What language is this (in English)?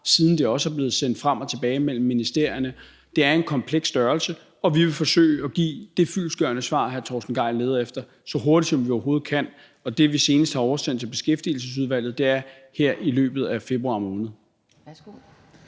Danish